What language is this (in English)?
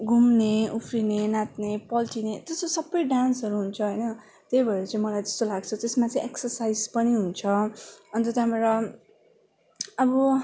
Nepali